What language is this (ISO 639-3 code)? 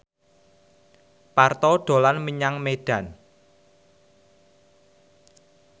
jav